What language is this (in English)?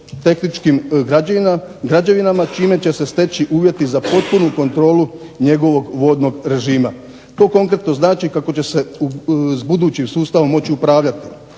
Croatian